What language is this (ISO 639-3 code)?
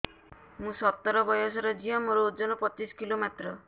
ori